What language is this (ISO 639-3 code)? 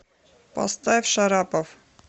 rus